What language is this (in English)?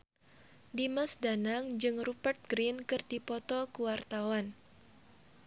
Sundanese